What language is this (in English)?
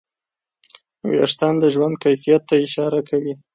Pashto